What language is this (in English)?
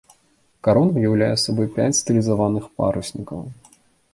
Belarusian